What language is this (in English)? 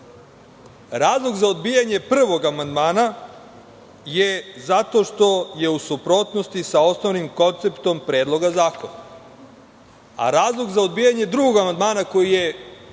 Serbian